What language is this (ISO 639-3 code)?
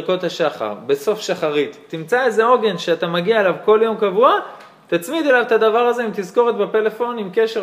heb